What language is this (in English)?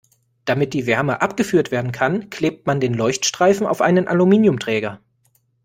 German